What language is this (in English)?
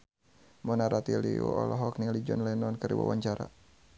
Sundanese